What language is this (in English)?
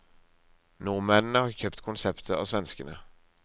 Norwegian